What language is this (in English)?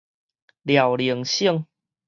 Min Nan Chinese